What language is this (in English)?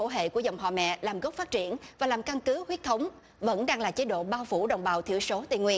Vietnamese